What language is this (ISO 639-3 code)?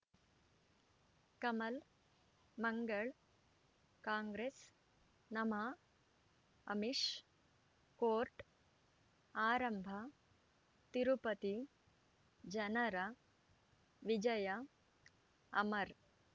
kan